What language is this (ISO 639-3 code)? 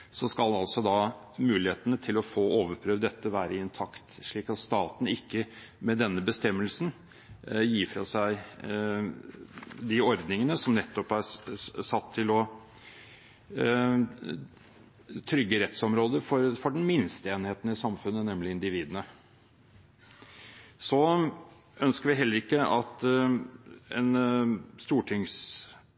nob